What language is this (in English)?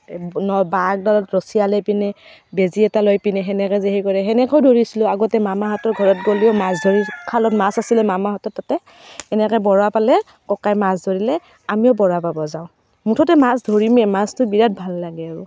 Assamese